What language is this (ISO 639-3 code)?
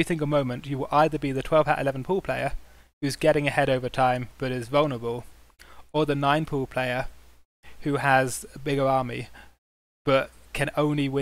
eng